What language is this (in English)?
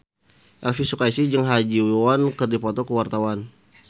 Sundanese